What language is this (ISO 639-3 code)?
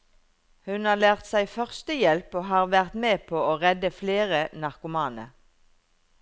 nor